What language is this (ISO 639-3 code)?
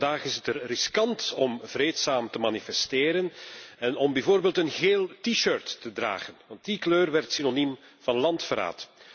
nld